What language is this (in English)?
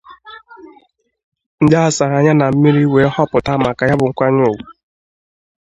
Igbo